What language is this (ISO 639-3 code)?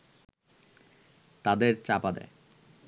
ben